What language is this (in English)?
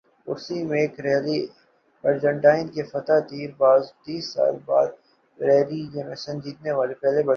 Urdu